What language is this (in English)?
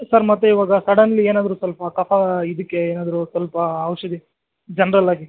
Kannada